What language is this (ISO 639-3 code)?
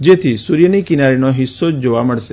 guj